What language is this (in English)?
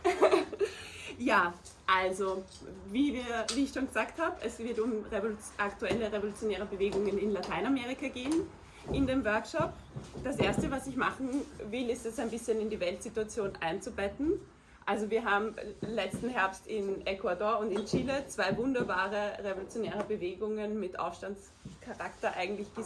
German